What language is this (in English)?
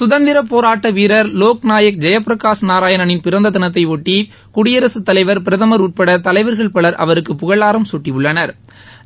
Tamil